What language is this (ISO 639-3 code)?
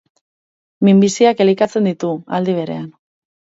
eus